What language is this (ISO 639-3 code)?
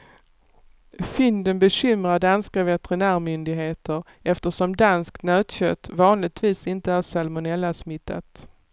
swe